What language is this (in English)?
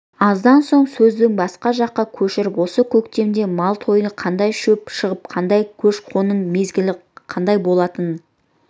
Kazakh